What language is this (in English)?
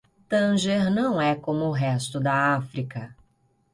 Portuguese